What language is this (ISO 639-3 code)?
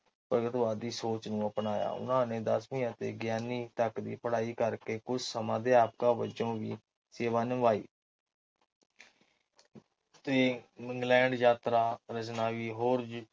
pan